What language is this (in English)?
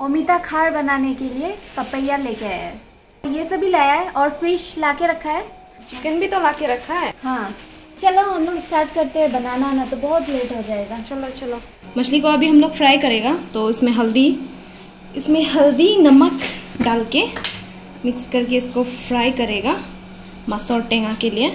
Hindi